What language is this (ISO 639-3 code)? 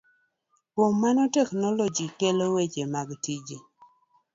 luo